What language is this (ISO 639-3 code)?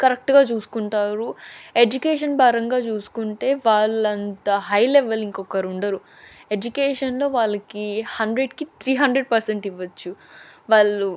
tel